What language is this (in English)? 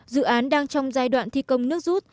Vietnamese